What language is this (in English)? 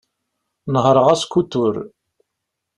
Kabyle